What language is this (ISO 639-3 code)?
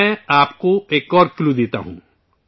urd